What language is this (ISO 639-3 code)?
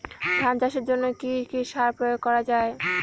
ben